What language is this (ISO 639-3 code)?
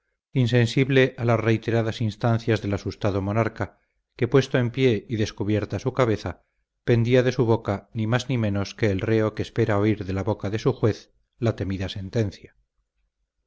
spa